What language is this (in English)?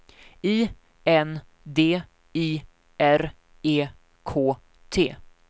Swedish